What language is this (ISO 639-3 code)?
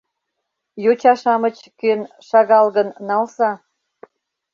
chm